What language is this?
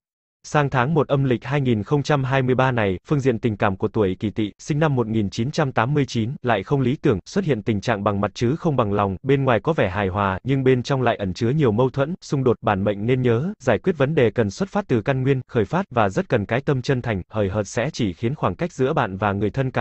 Vietnamese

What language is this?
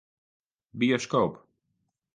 Western Frisian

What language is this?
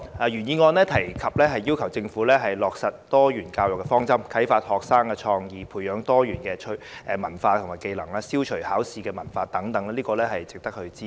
Cantonese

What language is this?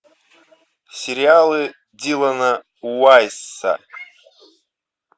Russian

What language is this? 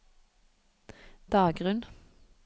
Norwegian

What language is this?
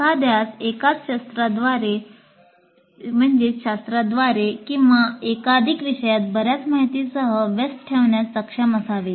Marathi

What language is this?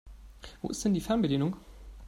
German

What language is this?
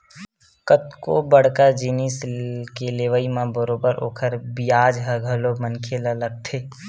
Chhattisgarhi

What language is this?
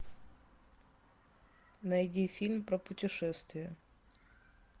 Russian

